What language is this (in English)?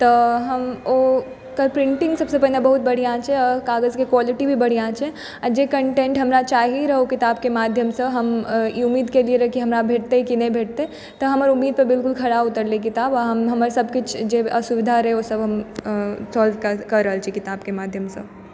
Maithili